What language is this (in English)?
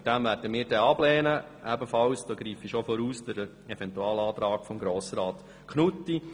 Swiss German